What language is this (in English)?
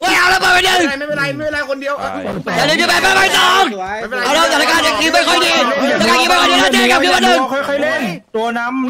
Thai